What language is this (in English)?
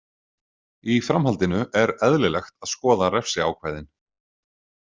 Icelandic